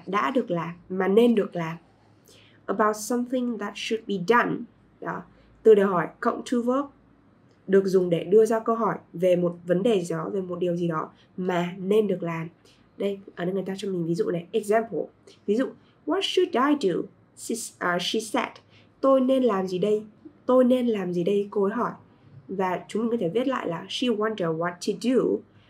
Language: Vietnamese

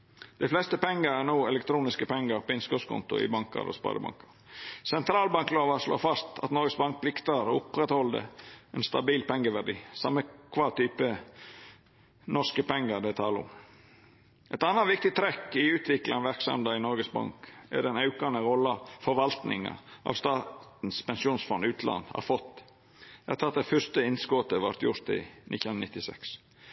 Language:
Norwegian Nynorsk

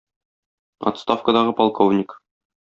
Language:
Tatar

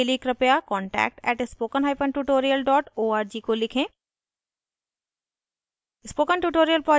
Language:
Hindi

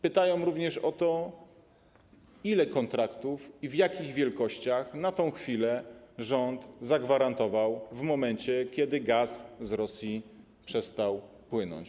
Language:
Polish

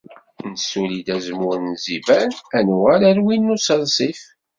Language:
Kabyle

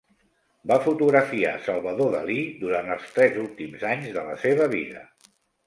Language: Catalan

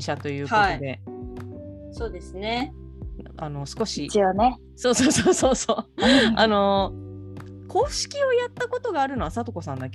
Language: Japanese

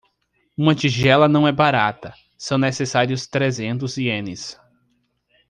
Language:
Portuguese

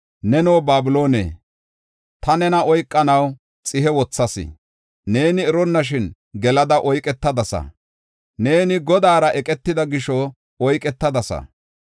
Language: Gofa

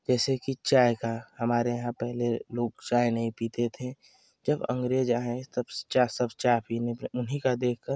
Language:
Hindi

